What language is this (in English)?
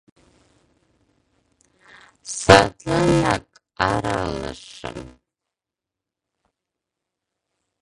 Mari